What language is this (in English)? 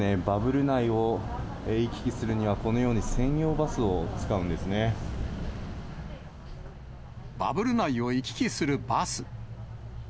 Japanese